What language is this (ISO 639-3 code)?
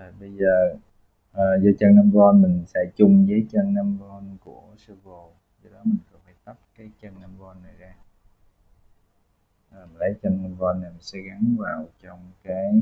vie